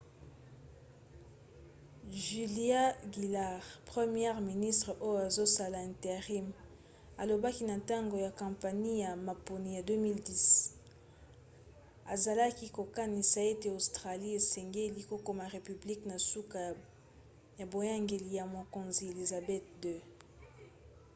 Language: Lingala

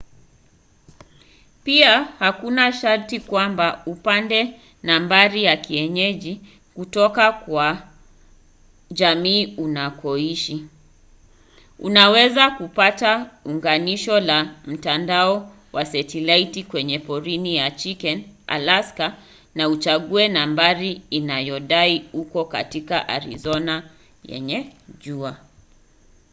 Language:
Swahili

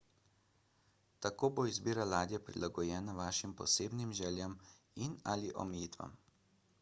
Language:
Slovenian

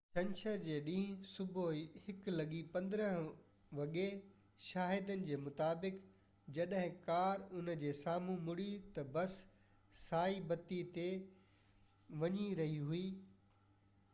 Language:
Sindhi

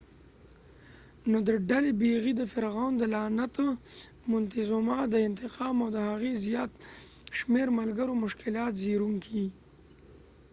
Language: Pashto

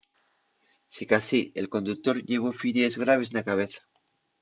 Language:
Asturian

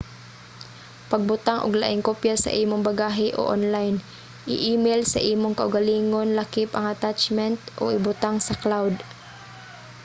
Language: Cebuano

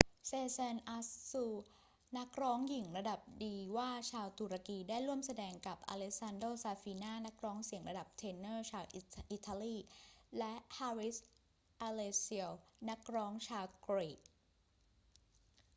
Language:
Thai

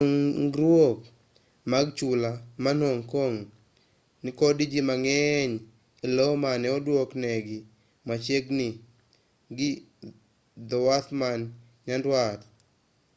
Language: Luo (Kenya and Tanzania)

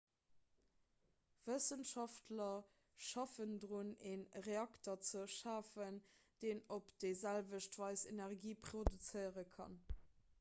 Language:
Luxembourgish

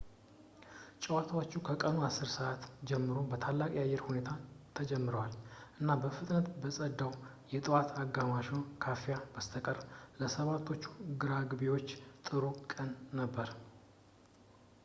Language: Amharic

